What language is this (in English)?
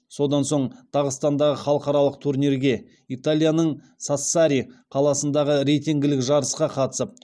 Kazakh